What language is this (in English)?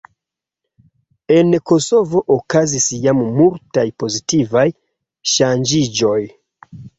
Esperanto